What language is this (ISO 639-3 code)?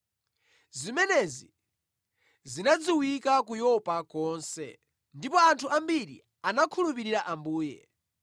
nya